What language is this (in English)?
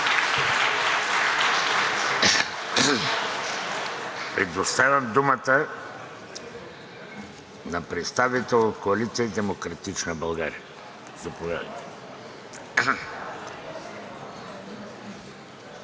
Bulgarian